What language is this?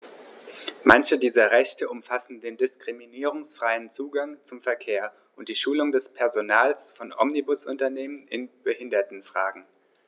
German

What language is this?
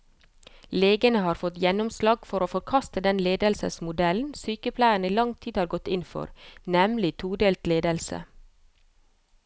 Norwegian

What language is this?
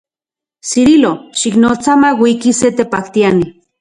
Central Puebla Nahuatl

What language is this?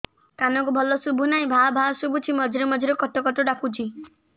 Odia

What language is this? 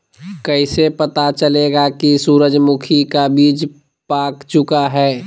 Magahi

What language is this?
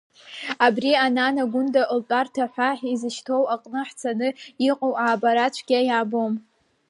Abkhazian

